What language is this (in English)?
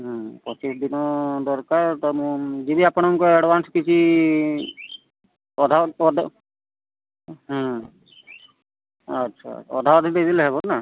Odia